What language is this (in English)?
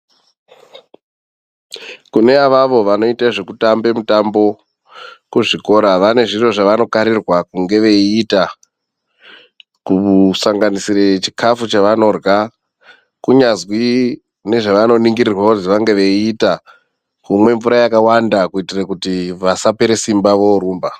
Ndau